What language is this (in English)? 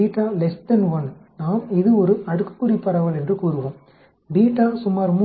Tamil